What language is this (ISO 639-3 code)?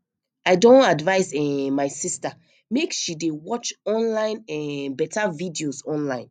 pcm